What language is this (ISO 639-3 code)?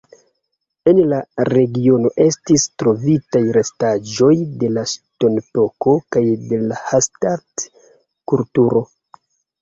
epo